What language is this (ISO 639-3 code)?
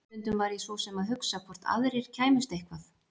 isl